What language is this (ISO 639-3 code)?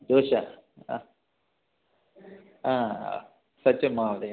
san